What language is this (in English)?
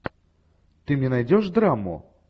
Russian